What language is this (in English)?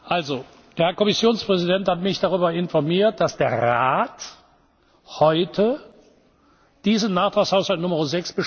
German